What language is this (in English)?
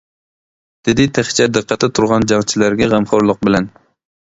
Uyghur